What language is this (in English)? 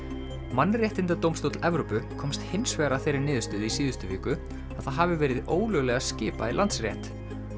Icelandic